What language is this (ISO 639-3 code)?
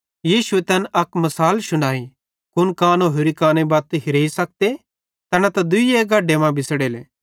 bhd